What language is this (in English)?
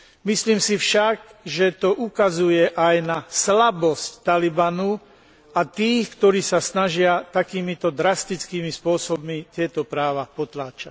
Slovak